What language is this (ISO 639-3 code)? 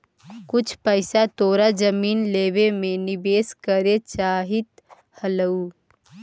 mag